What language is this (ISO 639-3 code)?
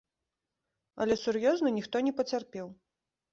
bel